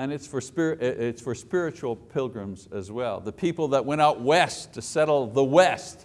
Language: English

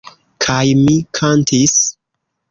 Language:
Esperanto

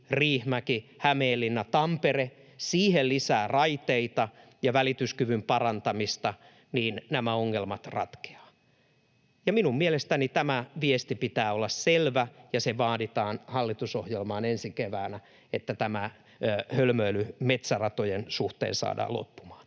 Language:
Finnish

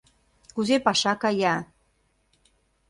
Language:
Mari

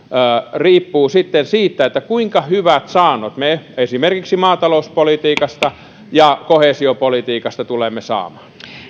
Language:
Finnish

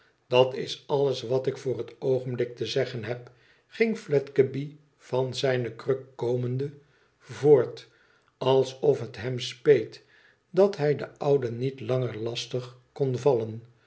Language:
Dutch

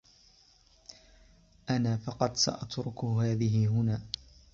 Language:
Arabic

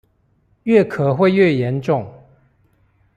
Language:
Chinese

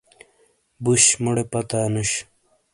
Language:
Shina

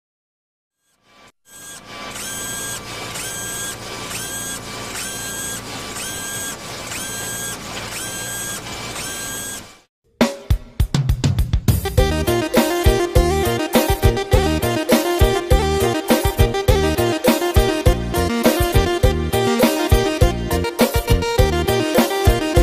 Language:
Vietnamese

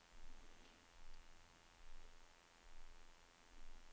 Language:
Swedish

